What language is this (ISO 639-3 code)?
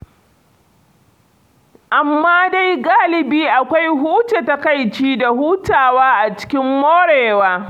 hau